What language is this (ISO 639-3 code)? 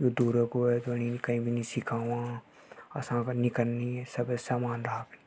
hoj